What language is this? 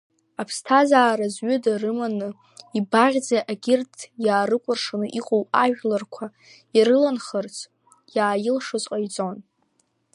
Abkhazian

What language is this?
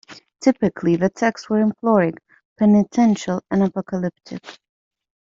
English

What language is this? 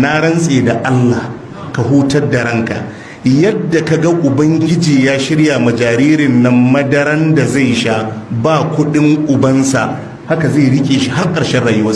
Hausa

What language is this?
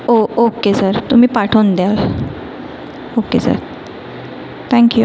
Marathi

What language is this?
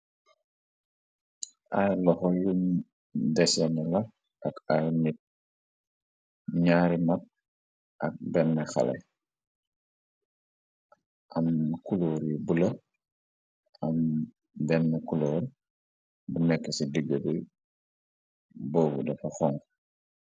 Wolof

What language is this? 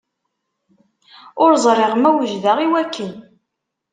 Kabyle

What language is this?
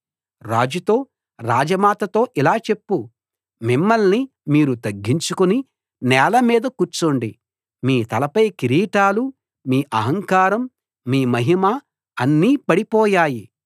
Telugu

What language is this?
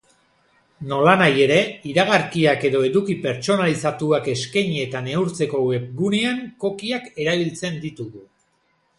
Basque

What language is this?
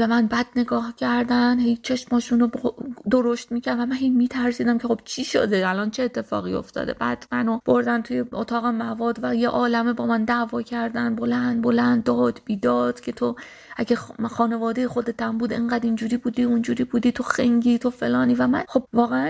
Persian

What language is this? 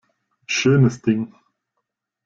German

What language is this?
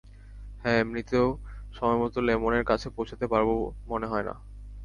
Bangla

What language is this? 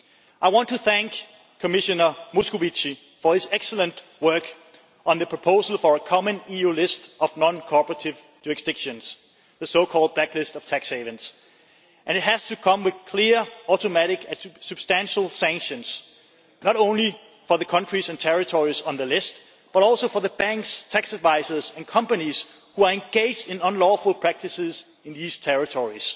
English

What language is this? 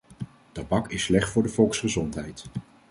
Dutch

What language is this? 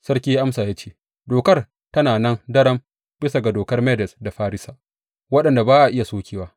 Hausa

